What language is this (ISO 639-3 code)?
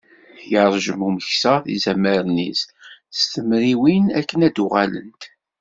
kab